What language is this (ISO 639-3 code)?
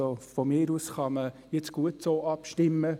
gsw